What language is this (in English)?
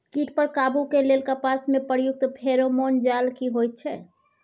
Maithili